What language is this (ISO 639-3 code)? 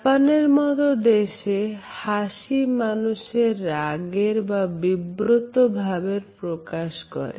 ben